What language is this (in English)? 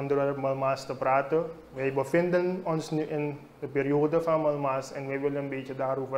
Dutch